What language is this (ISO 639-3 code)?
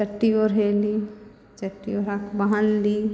mai